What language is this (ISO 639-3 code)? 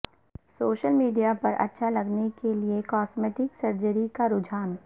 urd